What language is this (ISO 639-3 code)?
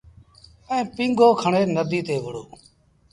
sbn